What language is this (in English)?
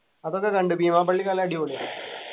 Malayalam